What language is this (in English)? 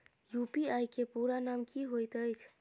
Maithili